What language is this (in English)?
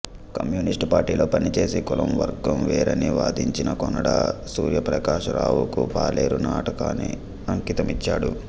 Telugu